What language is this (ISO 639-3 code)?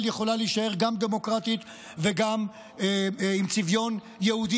heb